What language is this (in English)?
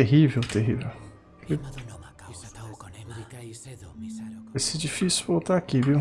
Portuguese